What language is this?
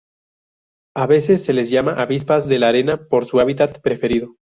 Spanish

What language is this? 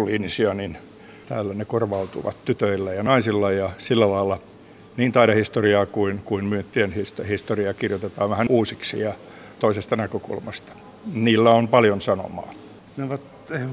Finnish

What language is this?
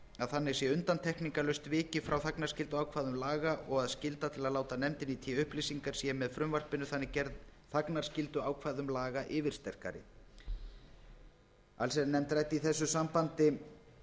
Icelandic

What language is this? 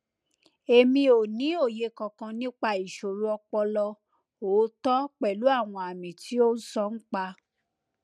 Yoruba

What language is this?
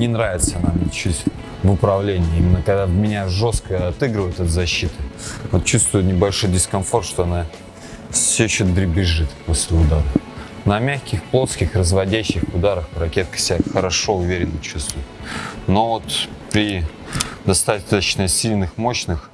Russian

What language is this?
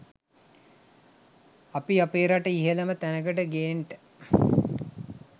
Sinhala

